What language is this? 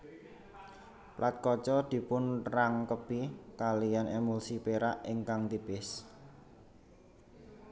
Javanese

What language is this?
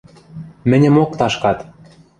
Western Mari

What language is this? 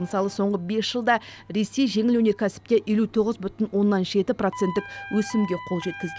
Kazakh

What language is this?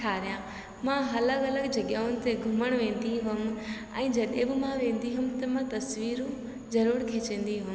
Sindhi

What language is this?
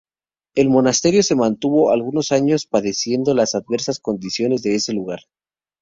Spanish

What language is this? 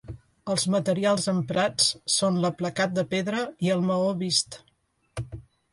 Catalan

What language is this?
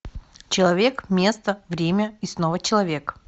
Russian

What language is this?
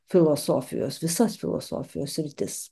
Lithuanian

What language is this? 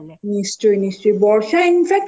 Bangla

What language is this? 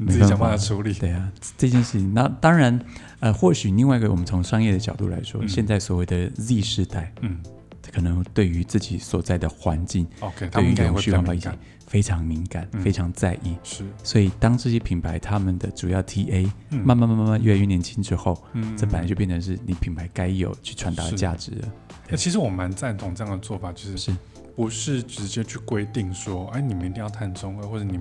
Chinese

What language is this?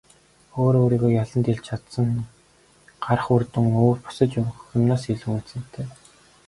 Mongolian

